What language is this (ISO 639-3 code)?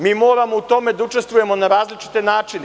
srp